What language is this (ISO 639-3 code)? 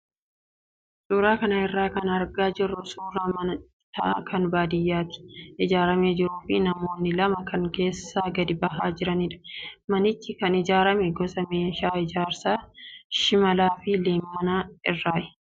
orm